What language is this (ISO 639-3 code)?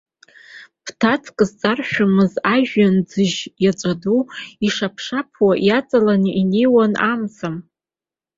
abk